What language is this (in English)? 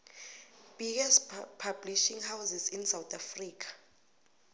South Ndebele